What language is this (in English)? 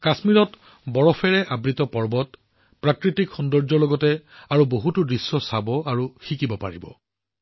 Assamese